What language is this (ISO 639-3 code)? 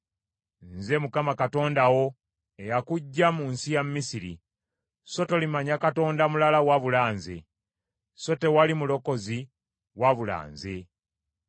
lug